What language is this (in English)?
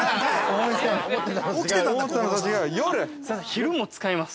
Japanese